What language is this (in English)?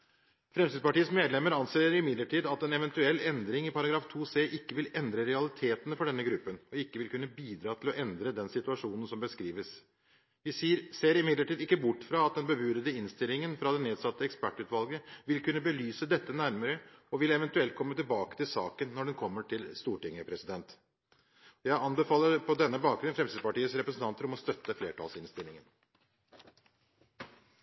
Norwegian Bokmål